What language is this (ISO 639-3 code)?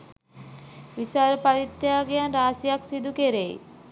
sin